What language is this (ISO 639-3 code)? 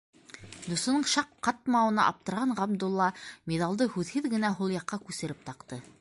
bak